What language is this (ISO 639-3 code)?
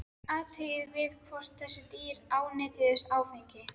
isl